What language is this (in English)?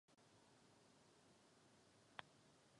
Czech